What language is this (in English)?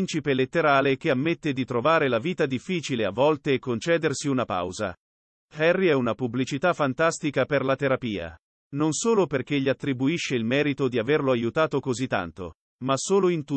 Italian